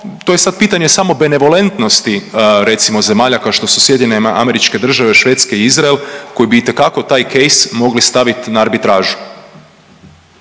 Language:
Croatian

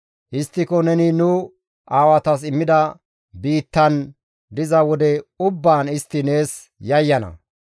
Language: Gamo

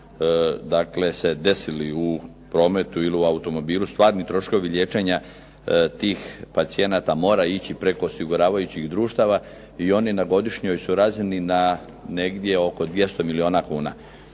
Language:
Croatian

